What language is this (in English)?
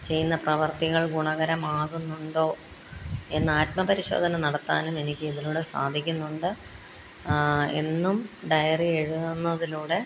Malayalam